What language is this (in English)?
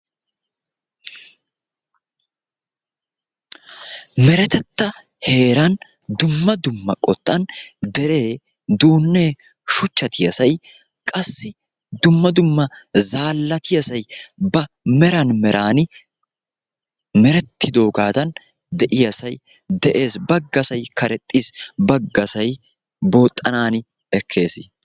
Wolaytta